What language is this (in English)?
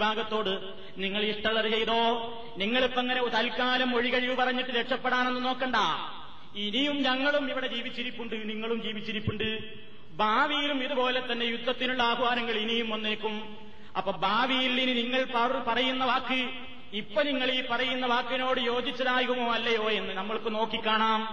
Malayalam